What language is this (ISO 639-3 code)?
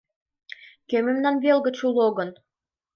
chm